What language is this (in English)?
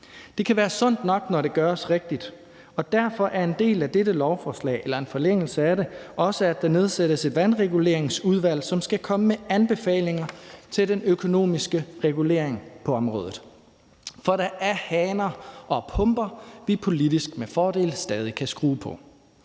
Danish